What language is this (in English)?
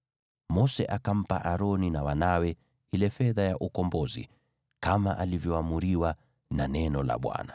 Swahili